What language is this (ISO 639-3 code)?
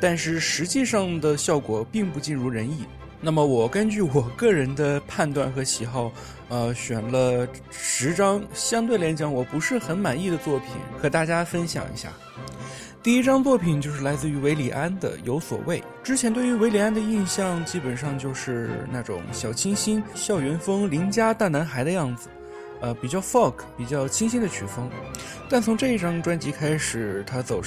zho